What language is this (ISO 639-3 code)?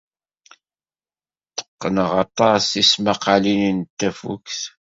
kab